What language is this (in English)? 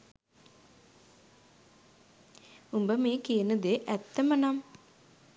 Sinhala